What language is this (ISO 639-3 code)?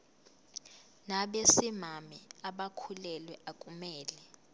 zul